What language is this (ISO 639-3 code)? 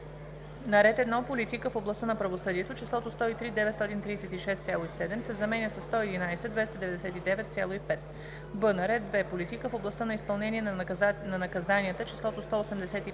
bul